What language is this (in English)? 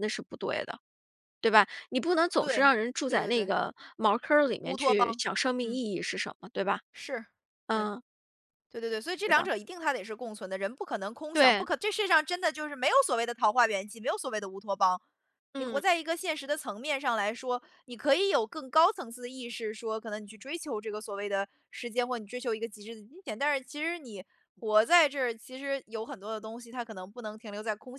Chinese